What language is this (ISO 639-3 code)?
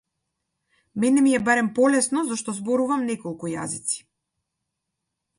mkd